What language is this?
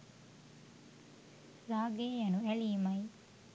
Sinhala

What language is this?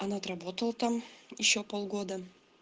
Russian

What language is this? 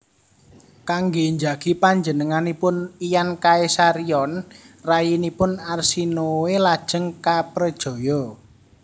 Javanese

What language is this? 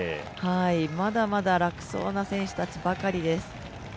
Japanese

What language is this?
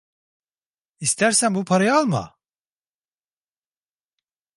Turkish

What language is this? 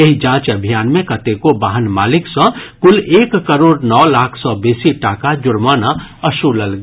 Maithili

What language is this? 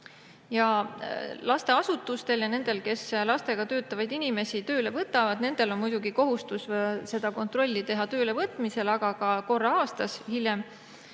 Estonian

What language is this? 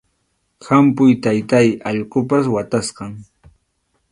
Arequipa-La Unión Quechua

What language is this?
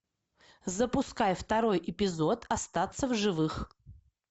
Russian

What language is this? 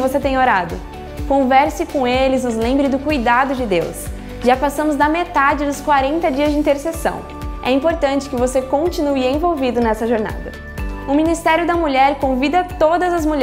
Portuguese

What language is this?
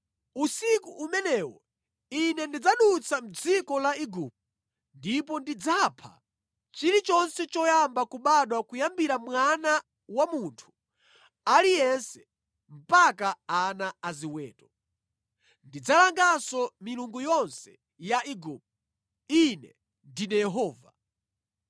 Nyanja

